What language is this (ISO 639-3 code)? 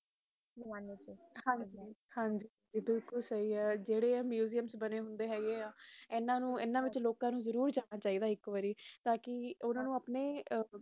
pan